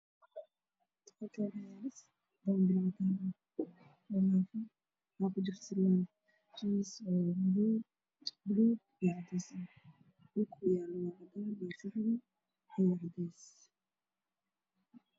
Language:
Somali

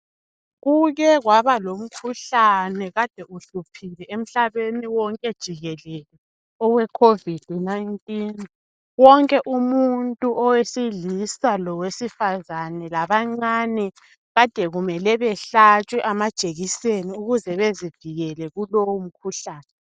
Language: North Ndebele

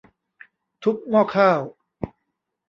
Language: Thai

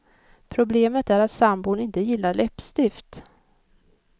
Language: Swedish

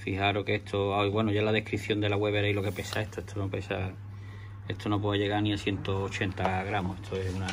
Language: Spanish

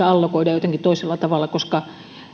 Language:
Finnish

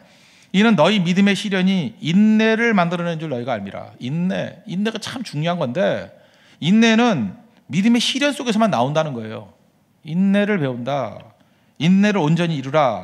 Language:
Korean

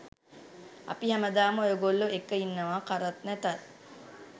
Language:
Sinhala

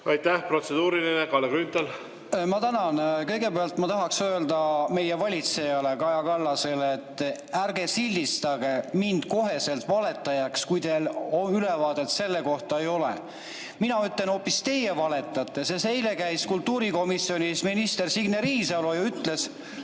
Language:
Estonian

